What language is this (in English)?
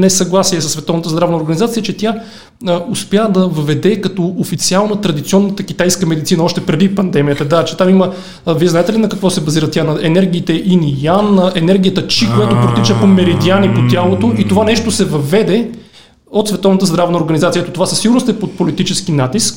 Bulgarian